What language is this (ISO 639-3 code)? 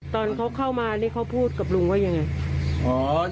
tha